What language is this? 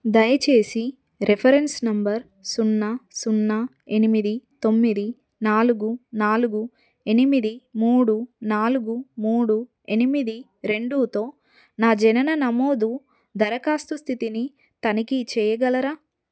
Telugu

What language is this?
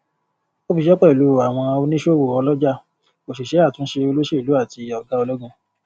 Yoruba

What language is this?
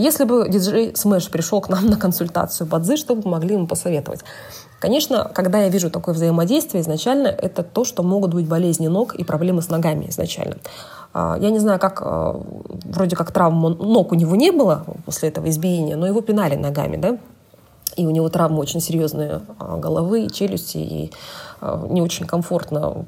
Russian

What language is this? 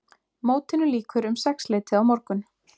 Icelandic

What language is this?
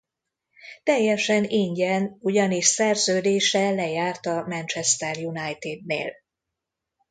Hungarian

